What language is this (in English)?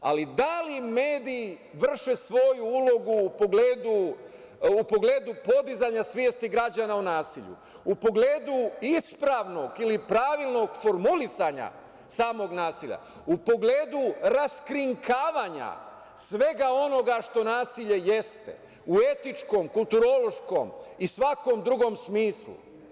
Serbian